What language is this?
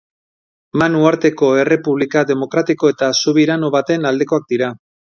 Basque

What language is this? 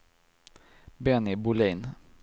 Swedish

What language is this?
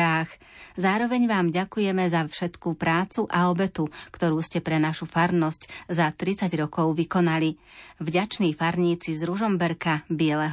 Slovak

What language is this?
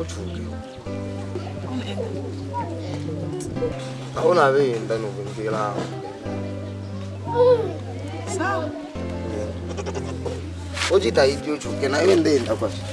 French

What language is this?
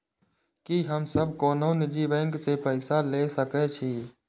Maithili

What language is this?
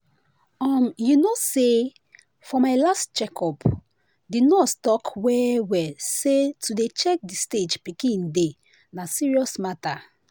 Nigerian Pidgin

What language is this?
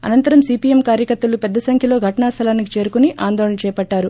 Telugu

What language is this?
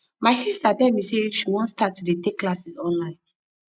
Nigerian Pidgin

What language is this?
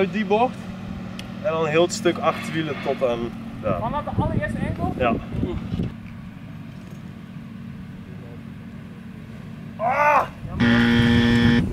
Dutch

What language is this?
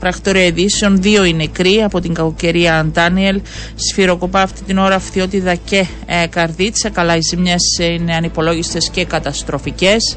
Greek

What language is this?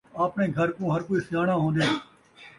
Saraiki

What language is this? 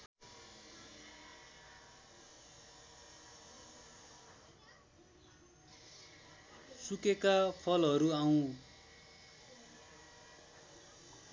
Nepali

